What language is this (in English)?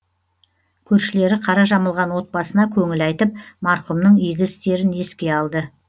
Kazakh